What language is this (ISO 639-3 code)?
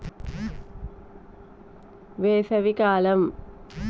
tel